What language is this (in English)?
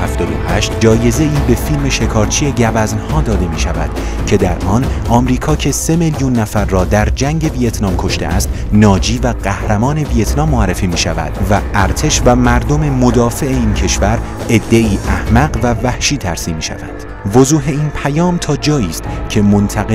Persian